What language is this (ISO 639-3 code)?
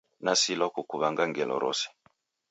dav